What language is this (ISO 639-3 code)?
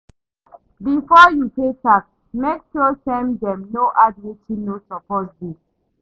pcm